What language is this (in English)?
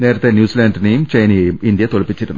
Malayalam